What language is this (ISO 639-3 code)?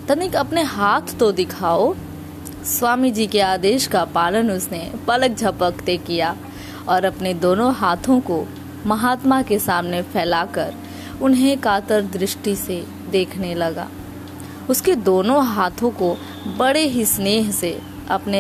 hin